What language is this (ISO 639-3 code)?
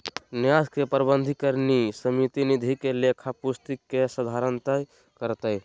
mag